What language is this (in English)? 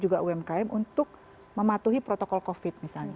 Indonesian